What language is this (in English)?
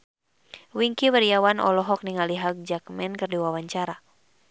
Sundanese